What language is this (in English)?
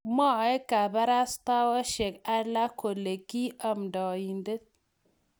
Kalenjin